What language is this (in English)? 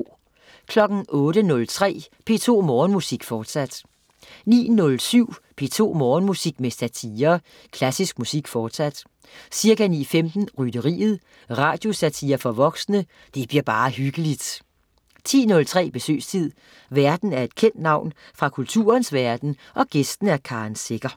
Danish